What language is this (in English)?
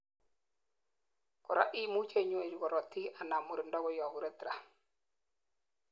Kalenjin